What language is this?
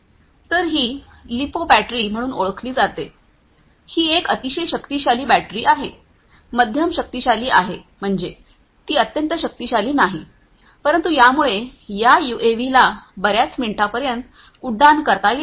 Marathi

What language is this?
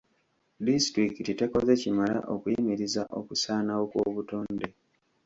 Ganda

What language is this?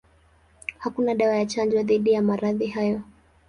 Swahili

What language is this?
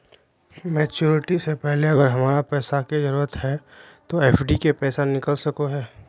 Magahi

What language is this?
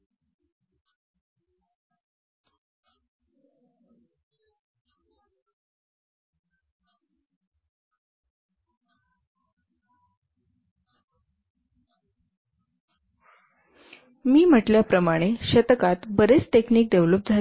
Marathi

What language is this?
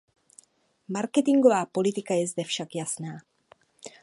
Czech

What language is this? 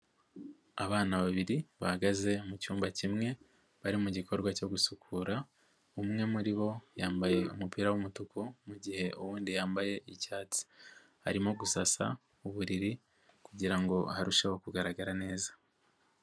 Kinyarwanda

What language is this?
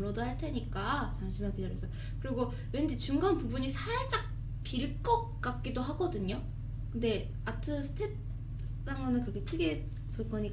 Korean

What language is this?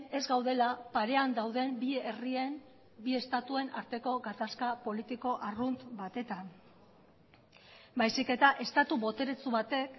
Basque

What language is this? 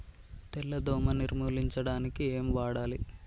Telugu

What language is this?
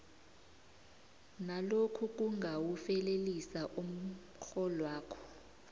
South Ndebele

